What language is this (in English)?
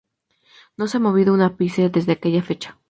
Spanish